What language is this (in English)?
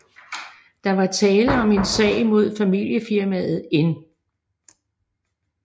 Danish